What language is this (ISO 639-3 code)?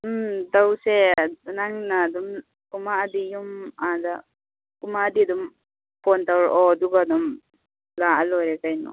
mni